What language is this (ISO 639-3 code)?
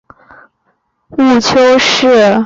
zho